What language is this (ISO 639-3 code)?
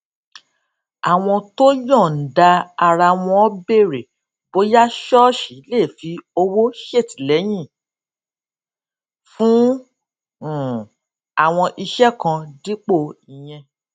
yor